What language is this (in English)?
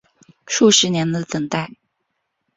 Chinese